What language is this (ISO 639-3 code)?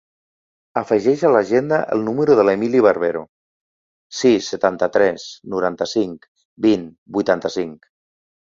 cat